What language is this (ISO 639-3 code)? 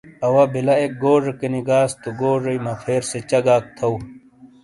scl